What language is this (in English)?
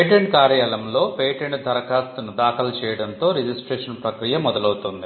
Telugu